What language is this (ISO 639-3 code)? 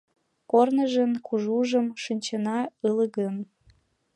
chm